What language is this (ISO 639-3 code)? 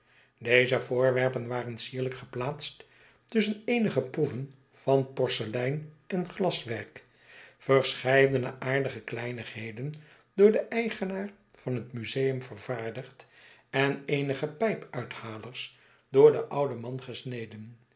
nld